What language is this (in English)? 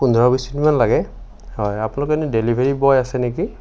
Assamese